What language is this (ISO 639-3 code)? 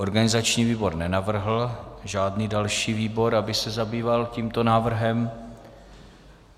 ces